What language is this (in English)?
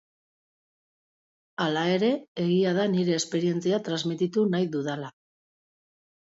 Basque